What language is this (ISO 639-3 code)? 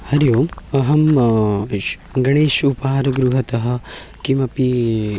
san